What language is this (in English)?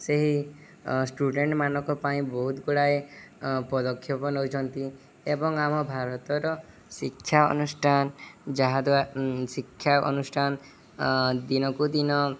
Odia